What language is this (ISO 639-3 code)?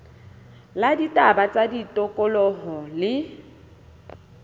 sot